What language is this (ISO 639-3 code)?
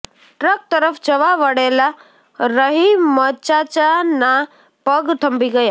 guj